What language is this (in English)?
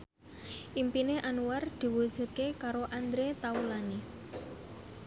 Javanese